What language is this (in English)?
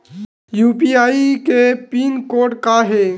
Chhattisgarhi